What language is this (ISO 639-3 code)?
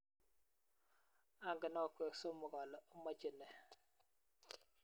kln